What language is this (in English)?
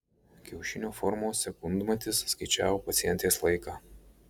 Lithuanian